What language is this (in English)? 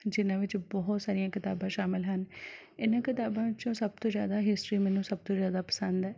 Punjabi